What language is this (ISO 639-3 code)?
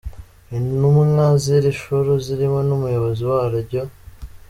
kin